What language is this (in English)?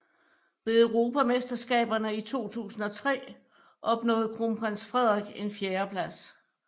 Danish